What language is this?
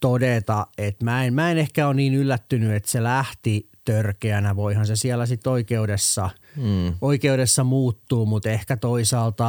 Finnish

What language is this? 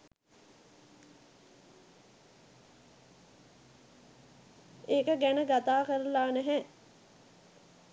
Sinhala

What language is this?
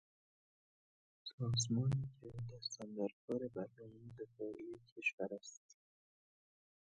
Persian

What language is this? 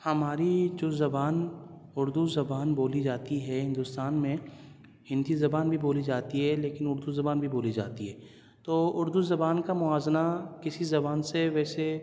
Urdu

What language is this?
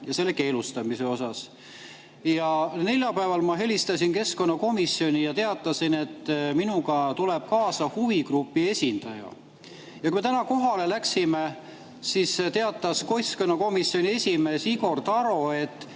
Estonian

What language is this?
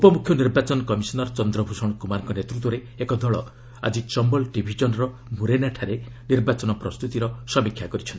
Odia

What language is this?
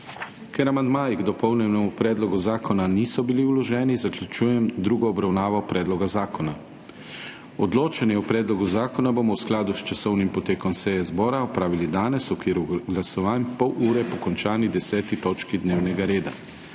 Slovenian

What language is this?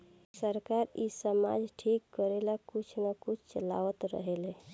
Bhojpuri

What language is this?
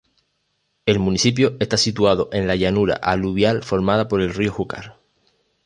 Spanish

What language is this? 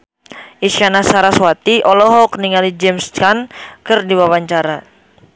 Sundanese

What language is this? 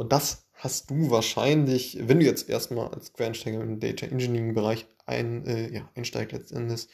German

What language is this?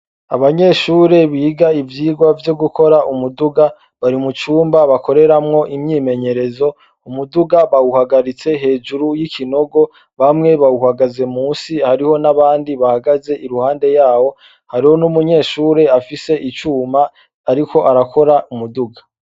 Rundi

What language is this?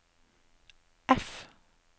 Norwegian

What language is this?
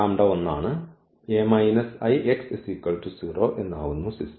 Malayalam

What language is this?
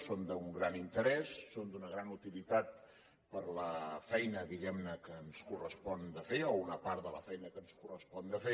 Catalan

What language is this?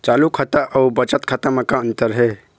Chhattisgarhi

